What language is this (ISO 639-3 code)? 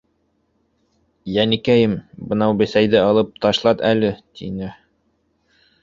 bak